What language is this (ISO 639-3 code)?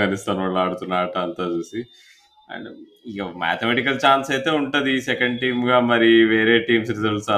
tel